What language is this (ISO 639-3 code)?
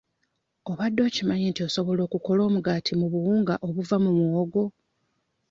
lug